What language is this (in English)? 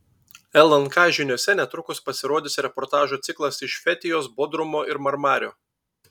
Lithuanian